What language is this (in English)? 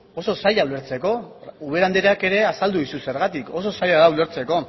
Basque